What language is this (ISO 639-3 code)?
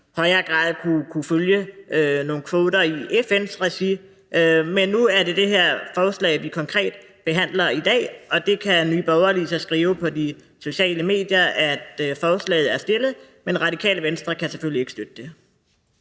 dan